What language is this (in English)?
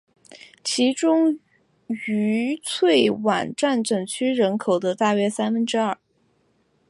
Chinese